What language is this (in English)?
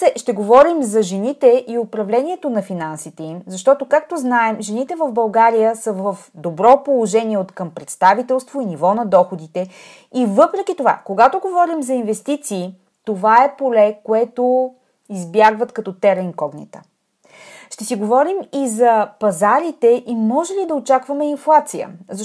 Bulgarian